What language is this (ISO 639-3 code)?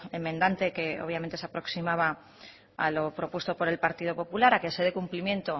spa